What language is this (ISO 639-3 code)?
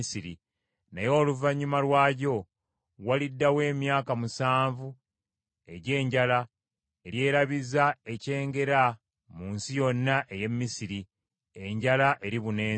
lug